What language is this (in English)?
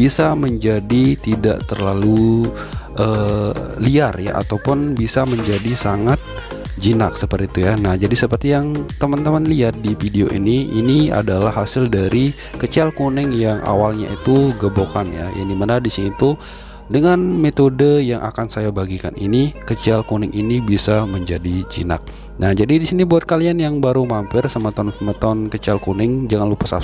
Indonesian